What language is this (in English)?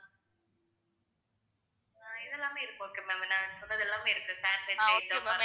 Tamil